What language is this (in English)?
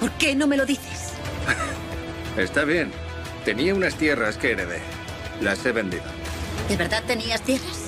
Spanish